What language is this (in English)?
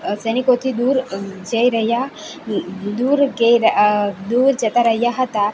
Gujarati